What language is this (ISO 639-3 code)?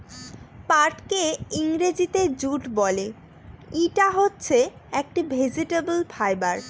ben